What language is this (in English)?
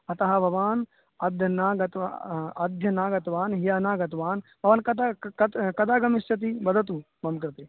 Sanskrit